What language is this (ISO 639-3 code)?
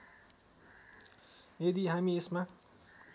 nep